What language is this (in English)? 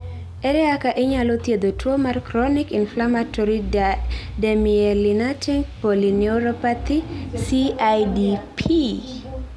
Luo (Kenya and Tanzania)